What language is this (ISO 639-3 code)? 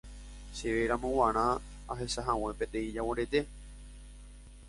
grn